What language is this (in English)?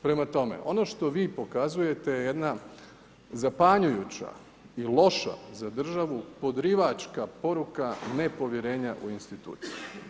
Croatian